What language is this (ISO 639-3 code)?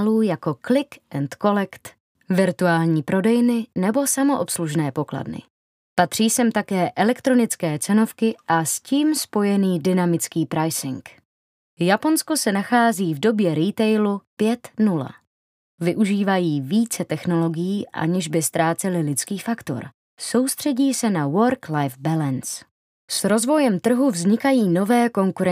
ces